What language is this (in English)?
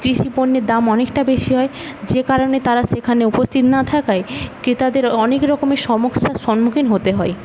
Bangla